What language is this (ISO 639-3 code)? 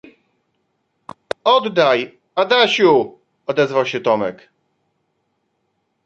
pol